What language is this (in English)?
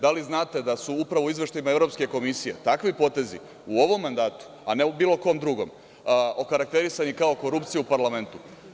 Serbian